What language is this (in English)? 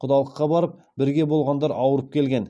Kazakh